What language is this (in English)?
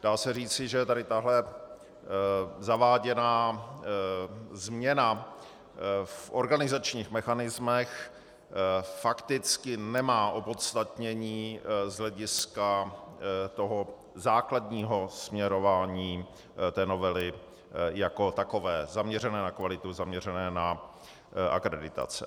Czech